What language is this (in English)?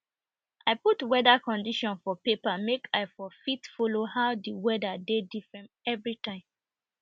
Nigerian Pidgin